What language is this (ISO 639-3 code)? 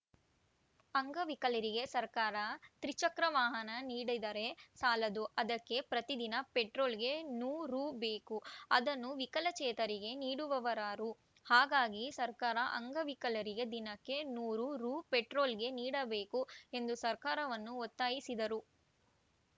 kan